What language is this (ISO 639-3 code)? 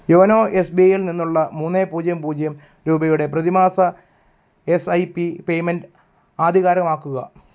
mal